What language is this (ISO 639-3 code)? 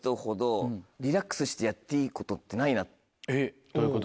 jpn